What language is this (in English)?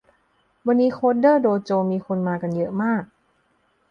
Thai